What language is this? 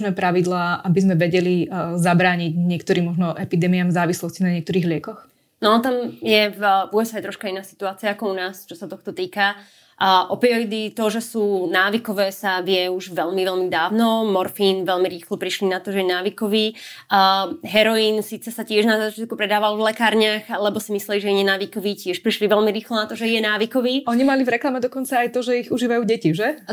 Slovak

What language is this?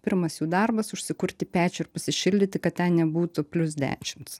Lithuanian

